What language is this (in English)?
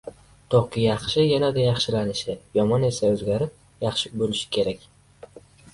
Uzbek